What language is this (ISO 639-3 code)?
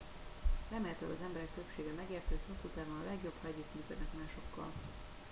hun